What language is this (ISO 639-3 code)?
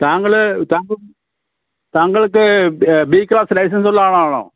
mal